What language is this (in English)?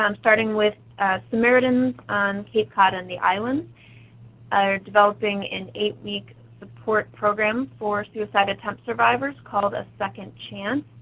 English